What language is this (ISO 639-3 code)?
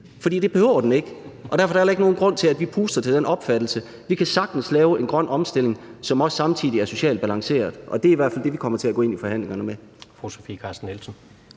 dan